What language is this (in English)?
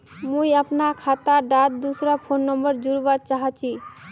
Magahi